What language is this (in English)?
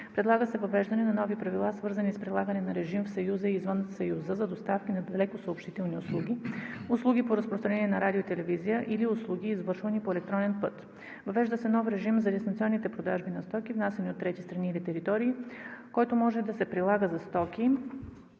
Bulgarian